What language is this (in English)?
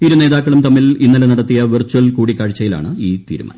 Malayalam